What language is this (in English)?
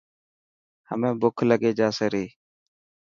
Dhatki